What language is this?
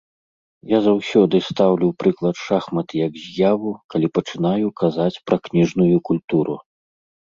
Belarusian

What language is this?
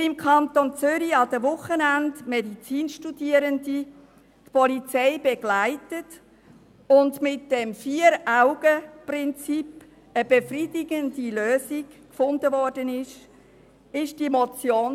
Swiss German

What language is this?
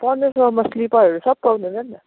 Nepali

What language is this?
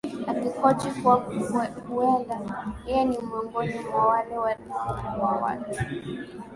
Swahili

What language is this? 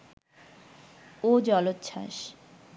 Bangla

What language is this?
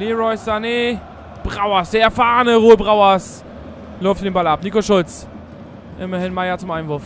German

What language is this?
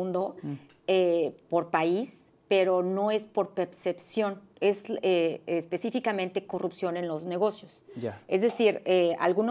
Spanish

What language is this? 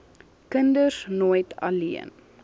Afrikaans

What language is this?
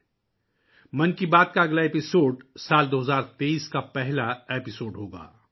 Urdu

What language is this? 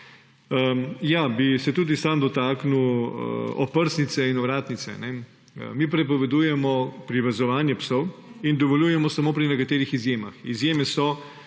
Slovenian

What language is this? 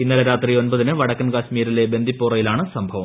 Malayalam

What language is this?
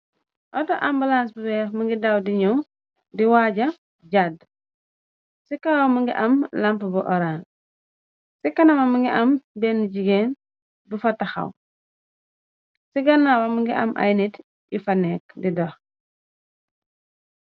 Wolof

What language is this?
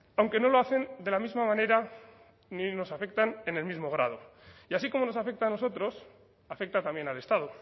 Spanish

